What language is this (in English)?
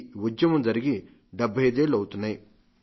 Telugu